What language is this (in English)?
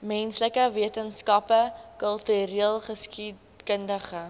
Afrikaans